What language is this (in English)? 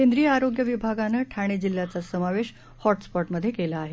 Marathi